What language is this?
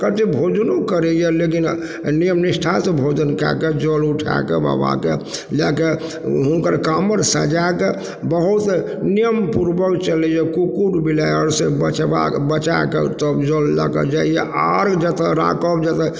Maithili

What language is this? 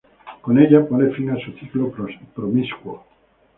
Spanish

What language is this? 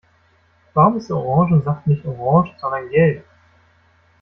German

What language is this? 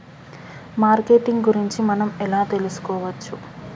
Telugu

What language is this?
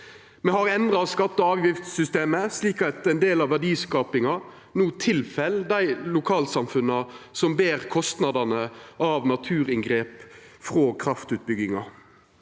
Norwegian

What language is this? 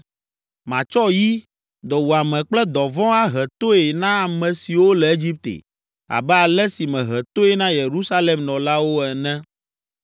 Ewe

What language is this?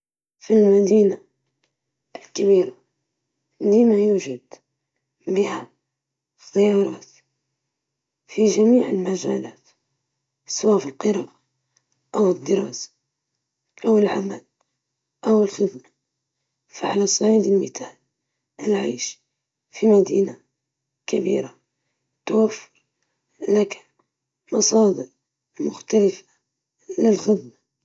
Libyan Arabic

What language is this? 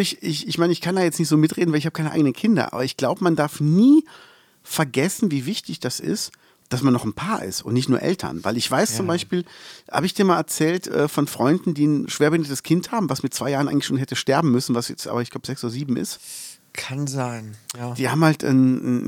German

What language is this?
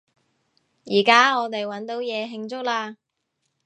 Cantonese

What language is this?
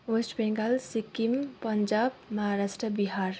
Nepali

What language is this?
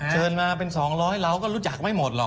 Thai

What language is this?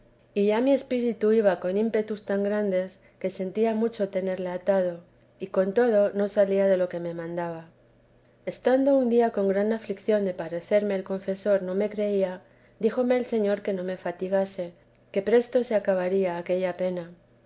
Spanish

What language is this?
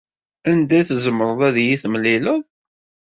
Kabyle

